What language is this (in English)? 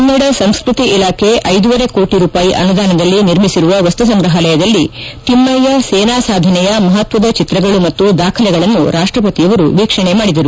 Kannada